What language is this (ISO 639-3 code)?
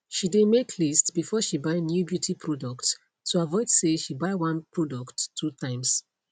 pcm